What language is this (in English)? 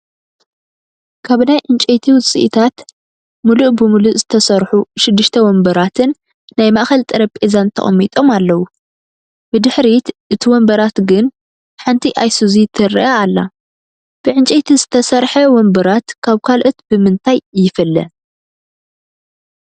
Tigrinya